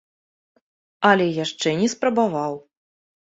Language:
Belarusian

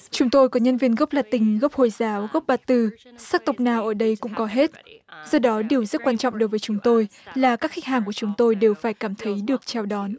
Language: Vietnamese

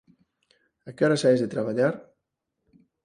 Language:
Galician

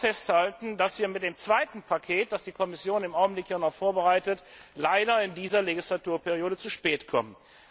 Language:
German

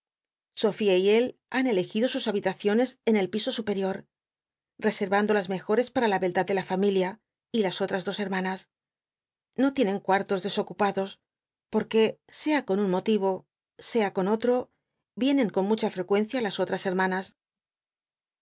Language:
Spanish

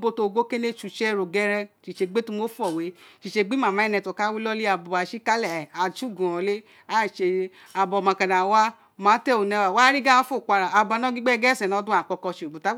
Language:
Isekiri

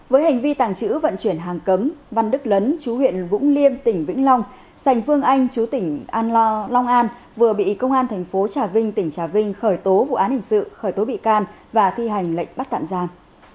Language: Vietnamese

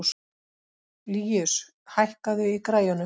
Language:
Icelandic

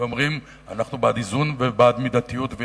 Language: Hebrew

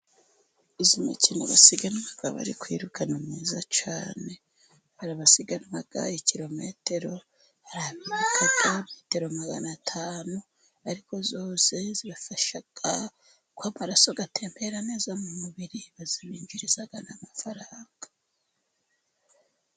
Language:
Kinyarwanda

